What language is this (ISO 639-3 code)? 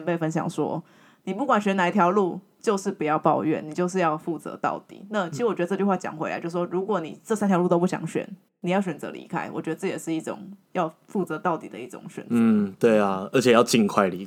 zho